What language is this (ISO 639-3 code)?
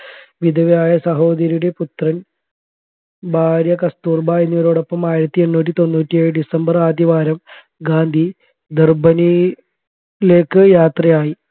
mal